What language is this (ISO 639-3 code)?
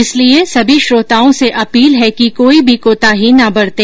hin